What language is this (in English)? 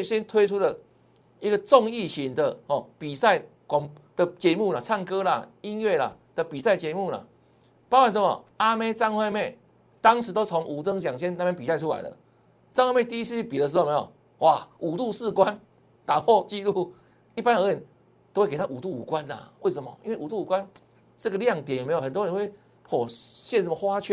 Chinese